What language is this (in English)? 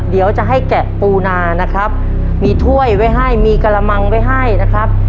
Thai